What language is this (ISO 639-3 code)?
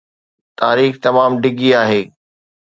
snd